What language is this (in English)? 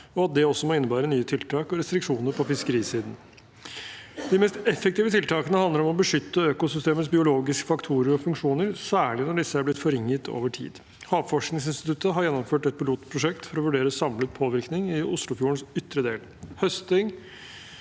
Norwegian